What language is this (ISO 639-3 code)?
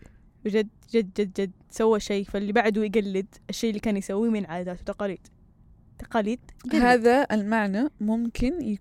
ara